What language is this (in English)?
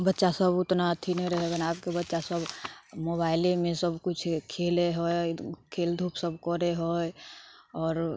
Maithili